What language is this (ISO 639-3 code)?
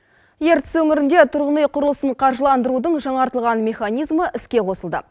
kaz